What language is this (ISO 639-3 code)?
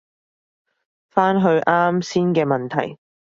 yue